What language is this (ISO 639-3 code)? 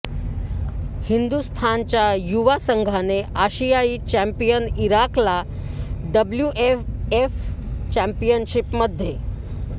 mar